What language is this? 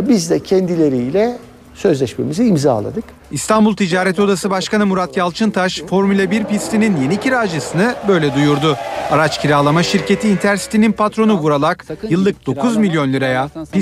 Turkish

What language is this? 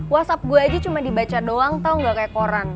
Indonesian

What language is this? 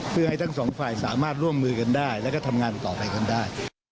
Thai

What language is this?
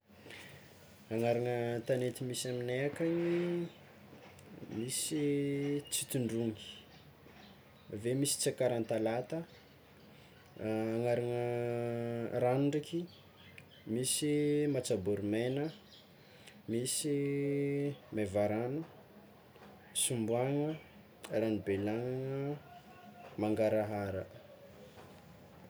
Tsimihety Malagasy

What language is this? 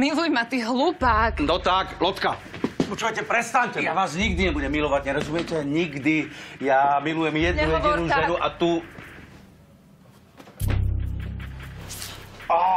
Slovak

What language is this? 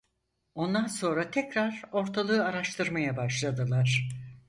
Turkish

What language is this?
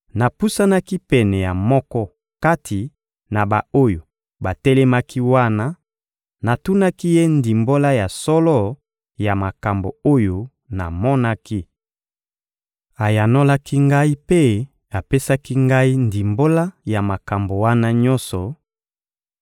Lingala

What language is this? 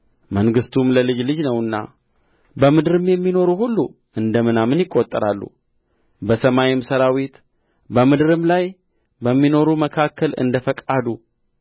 Amharic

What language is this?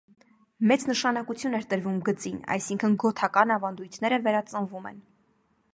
Armenian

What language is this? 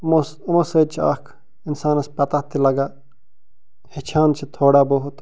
Kashmiri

